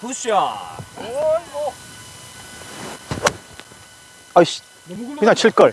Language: Korean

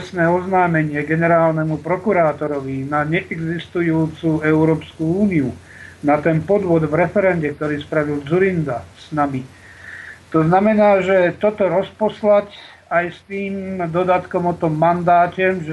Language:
Slovak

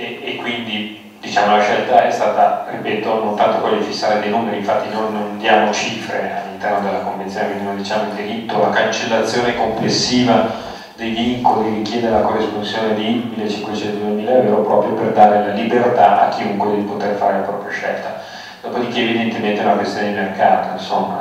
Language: Italian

